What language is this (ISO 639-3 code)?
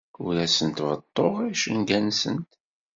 kab